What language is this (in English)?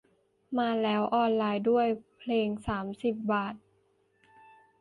Thai